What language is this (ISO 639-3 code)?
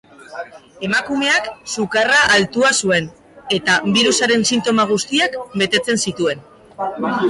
eus